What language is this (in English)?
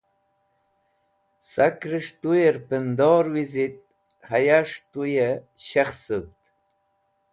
Wakhi